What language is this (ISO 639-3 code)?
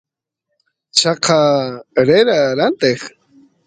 qus